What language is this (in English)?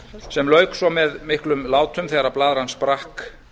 Icelandic